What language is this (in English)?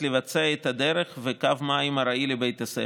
Hebrew